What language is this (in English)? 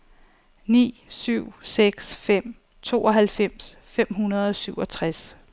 Danish